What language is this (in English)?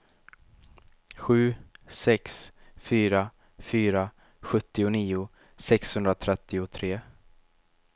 Swedish